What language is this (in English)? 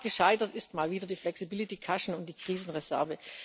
German